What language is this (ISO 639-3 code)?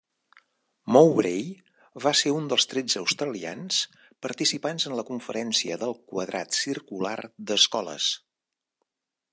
cat